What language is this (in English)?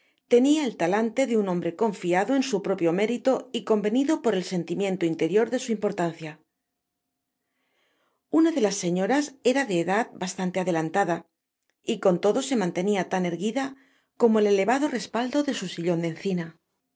Spanish